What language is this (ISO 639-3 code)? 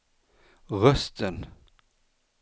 swe